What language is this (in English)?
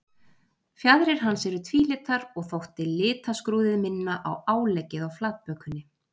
Icelandic